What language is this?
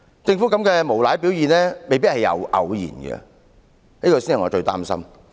Cantonese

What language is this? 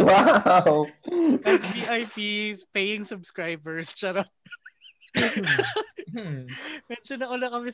Filipino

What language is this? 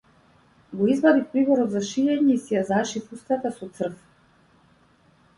Macedonian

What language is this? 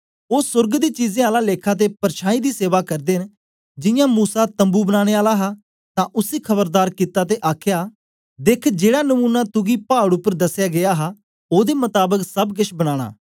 Dogri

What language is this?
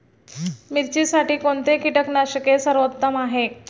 Marathi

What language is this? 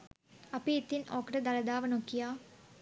Sinhala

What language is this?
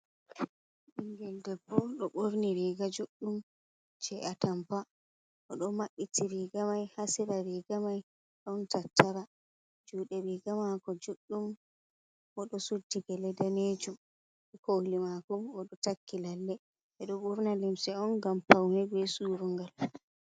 Fula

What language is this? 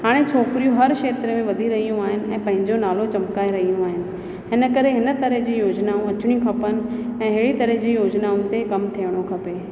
Sindhi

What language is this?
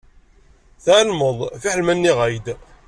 Kabyle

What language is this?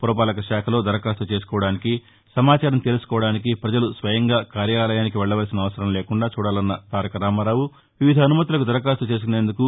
Telugu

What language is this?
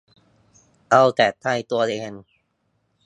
Thai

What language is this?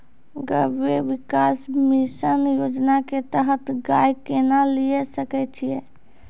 Maithili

